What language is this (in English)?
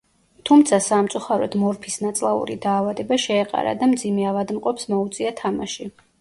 Georgian